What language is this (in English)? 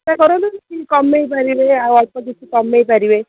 Odia